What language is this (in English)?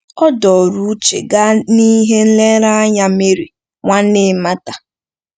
Igbo